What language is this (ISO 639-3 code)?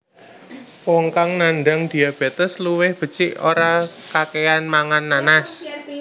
jav